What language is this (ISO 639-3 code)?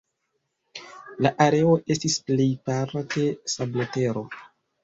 epo